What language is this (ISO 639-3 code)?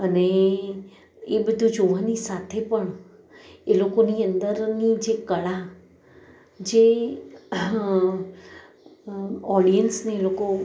guj